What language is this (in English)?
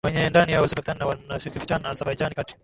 Swahili